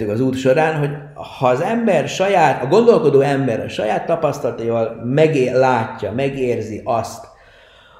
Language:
Hungarian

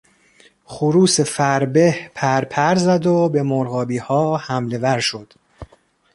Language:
Persian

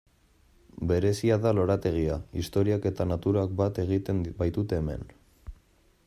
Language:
Basque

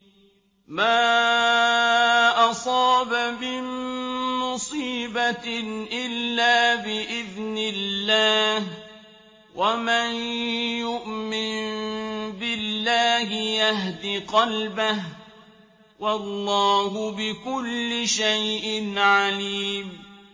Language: Arabic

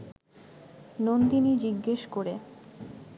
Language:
Bangla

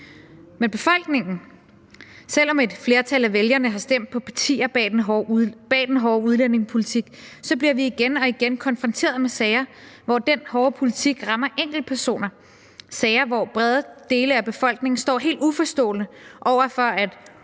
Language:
Danish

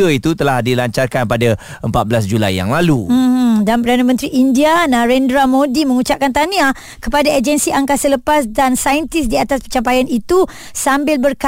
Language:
Malay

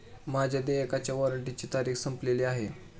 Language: Marathi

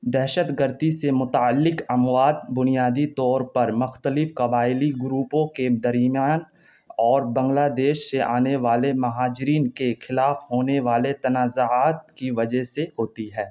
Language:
Urdu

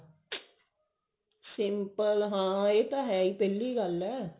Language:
Punjabi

